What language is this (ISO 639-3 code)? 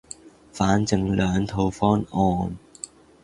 yue